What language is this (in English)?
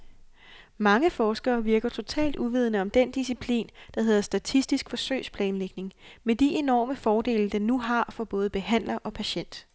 Danish